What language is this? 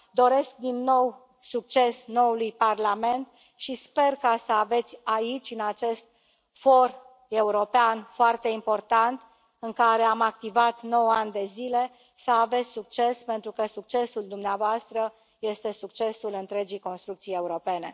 Romanian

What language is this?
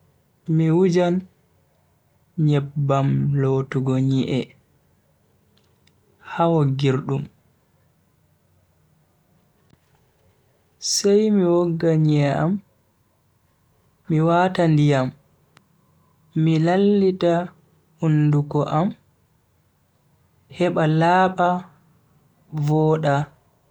Bagirmi Fulfulde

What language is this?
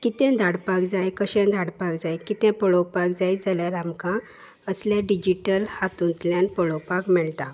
Konkani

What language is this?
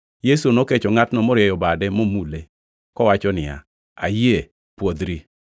Luo (Kenya and Tanzania)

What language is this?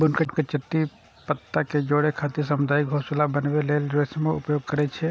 Maithili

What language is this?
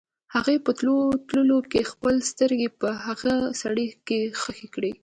Pashto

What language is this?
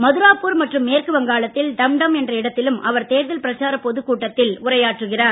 Tamil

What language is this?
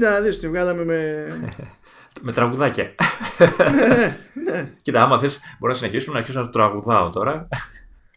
Greek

